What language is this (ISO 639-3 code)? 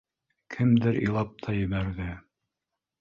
bak